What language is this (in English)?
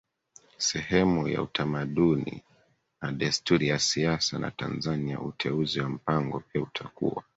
Swahili